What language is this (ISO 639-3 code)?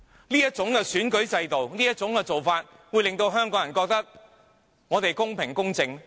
yue